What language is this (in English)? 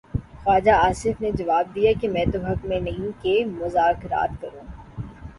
Urdu